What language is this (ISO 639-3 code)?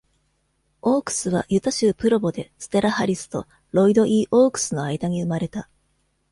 jpn